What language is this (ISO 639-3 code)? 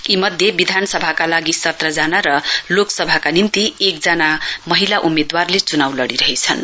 nep